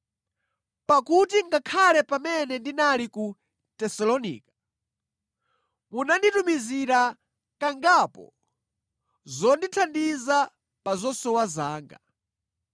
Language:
Nyanja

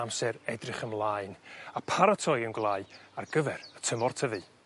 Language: Welsh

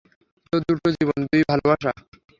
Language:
Bangla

